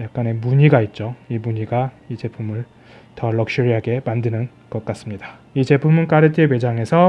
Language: Korean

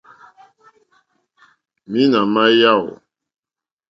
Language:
Mokpwe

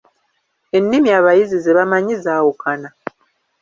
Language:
Ganda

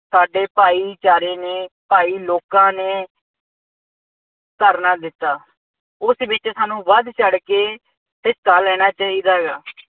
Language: Punjabi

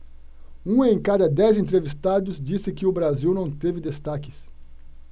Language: Portuguese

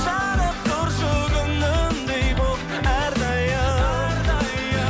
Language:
Kazakh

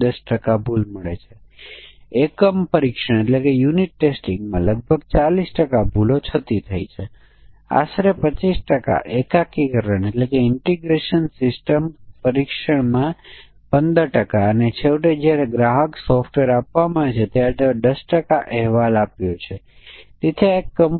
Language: Gujarati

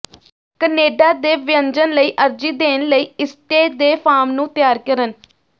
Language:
Punjabi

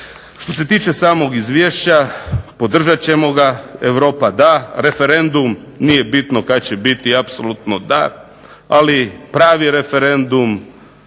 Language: Croatian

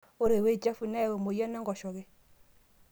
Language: Masai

